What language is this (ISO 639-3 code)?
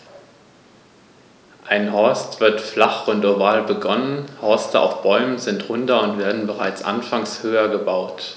deu